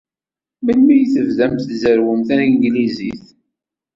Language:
Kabyle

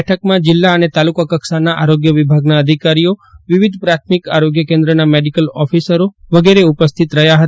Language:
Gujarati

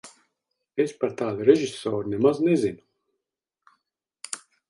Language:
Latvian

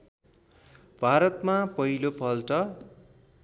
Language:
Nepali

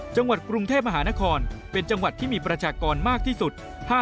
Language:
Thai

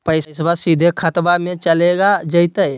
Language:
Magahi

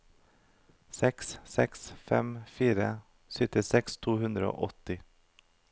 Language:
Norwegian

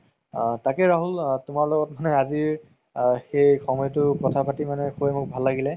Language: Assamese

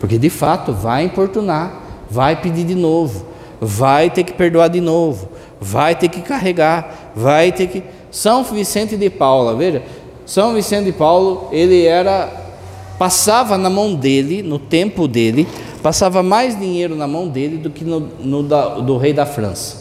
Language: Portuguese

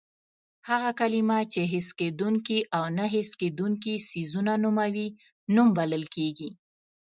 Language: Pashto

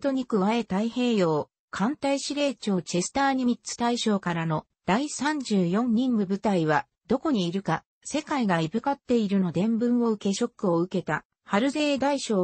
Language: Japanese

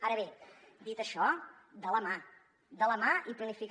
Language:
Catalan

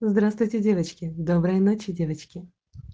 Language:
Russian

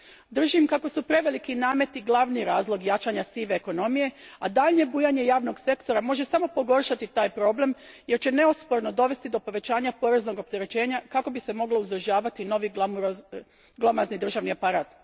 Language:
Croatian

